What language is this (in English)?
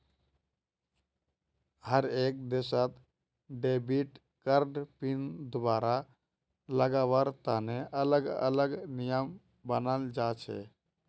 Magahi